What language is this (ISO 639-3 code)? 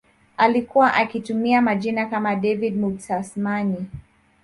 swa